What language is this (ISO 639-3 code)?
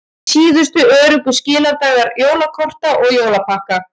isl